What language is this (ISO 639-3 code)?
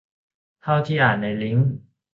tha